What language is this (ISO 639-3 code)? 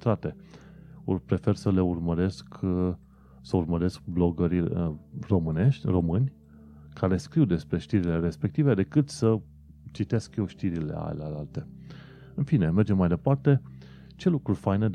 ron